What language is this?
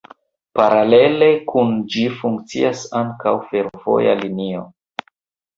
Esperanto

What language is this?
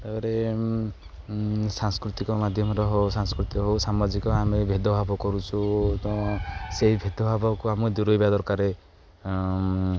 Odia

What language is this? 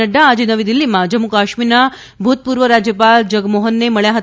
Gujarati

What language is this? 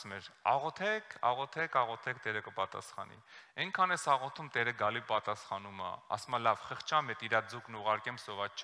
Romanian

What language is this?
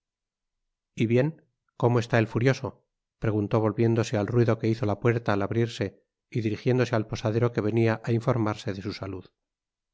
Spanish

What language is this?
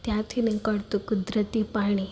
Gujarati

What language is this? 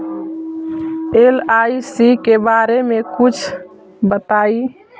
Magahi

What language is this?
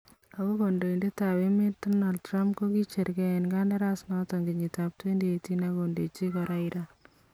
Kalenjin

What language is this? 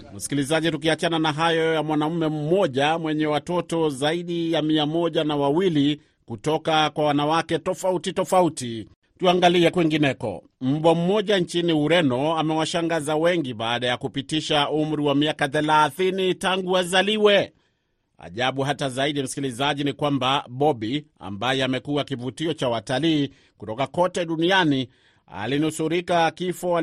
Swahili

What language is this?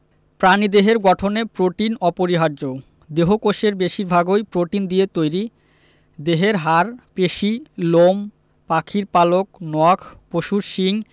Bangla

